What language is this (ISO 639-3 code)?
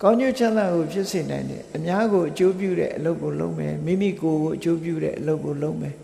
vie